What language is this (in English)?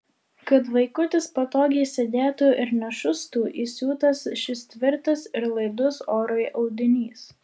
Lithuanian